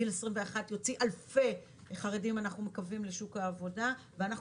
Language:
Hebrew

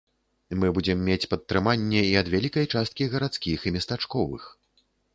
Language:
Belarusian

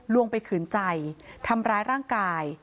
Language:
Thai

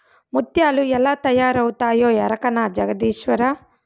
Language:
Telugu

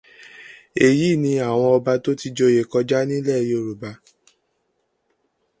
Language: Yoruba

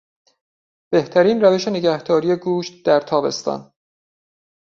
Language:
Persian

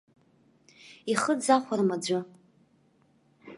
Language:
Abkhazian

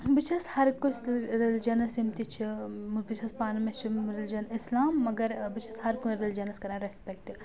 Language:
Kashmiri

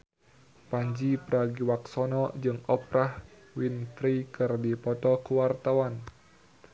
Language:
Sundanese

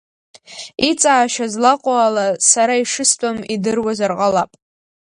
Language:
Abkhazian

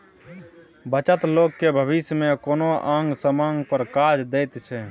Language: Maithili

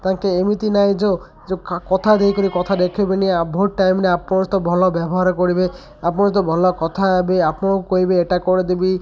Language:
Odia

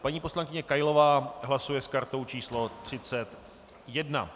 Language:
Czech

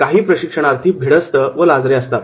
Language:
Marathi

